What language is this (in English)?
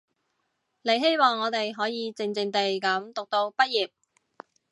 Cantonese